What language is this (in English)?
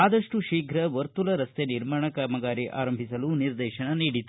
Kannada